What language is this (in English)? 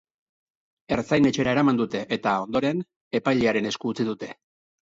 Basque